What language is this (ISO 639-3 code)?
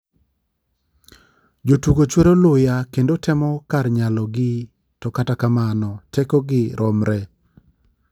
luo